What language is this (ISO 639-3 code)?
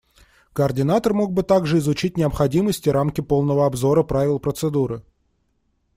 rus